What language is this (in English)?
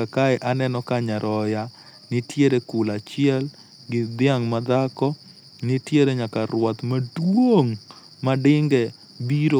Luo (Kenya and Tanzania)